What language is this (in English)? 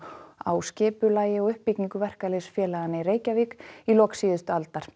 Icelandic